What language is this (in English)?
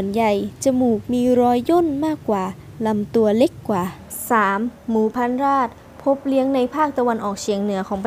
Thai